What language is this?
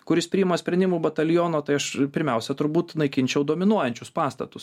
Lithuanian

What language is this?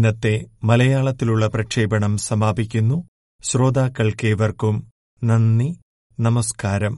Malayalam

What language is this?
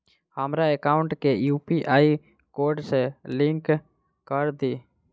Maithili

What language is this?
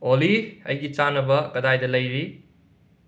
Manipuri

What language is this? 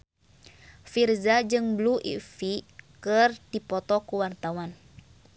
Sundanese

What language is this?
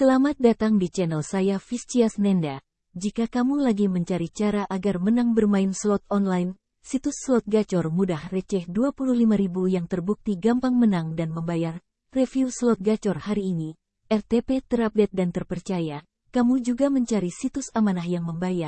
Indonesian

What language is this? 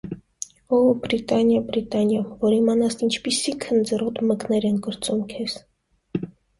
Armenian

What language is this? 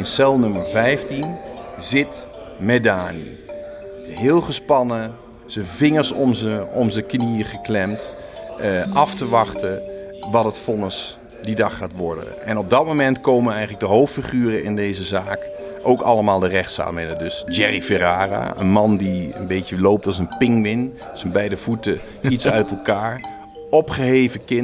Dutch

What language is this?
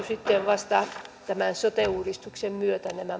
Finnish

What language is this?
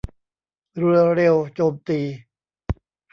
Thai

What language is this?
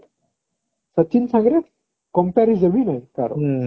Odia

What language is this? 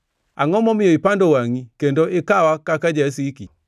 Luo (Kenya and Tanzania)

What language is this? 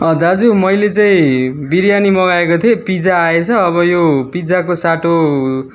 Nepali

